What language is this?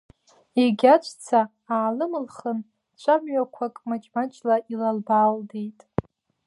Abkhazian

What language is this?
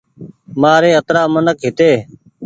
Goaria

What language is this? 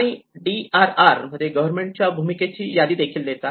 Marathi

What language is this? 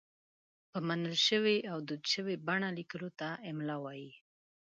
Pashto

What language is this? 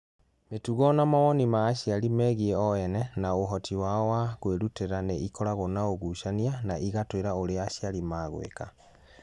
Kikuyu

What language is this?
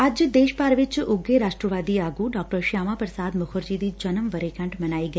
Punjabi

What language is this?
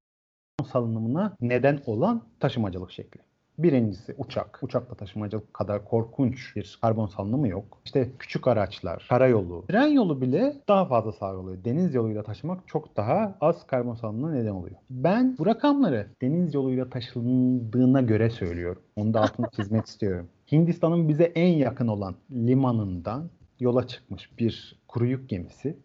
Turkish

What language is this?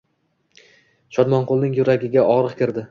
Uzbek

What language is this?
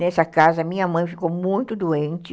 Portuguese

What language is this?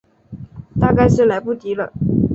Chinese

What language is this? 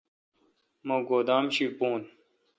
Kalkoti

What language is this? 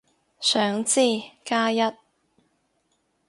Cantonese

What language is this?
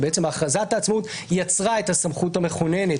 Hebrew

